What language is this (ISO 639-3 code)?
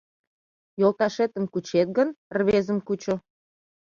chm